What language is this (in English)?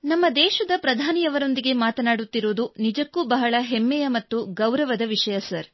Kannada